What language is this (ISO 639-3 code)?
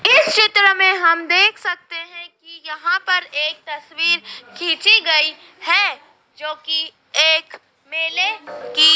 hin